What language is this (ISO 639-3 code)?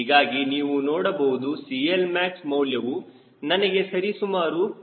kan